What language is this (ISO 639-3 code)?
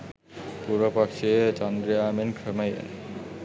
sin